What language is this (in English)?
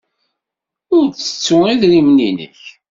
Kabyle